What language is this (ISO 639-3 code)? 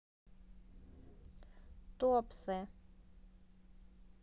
rus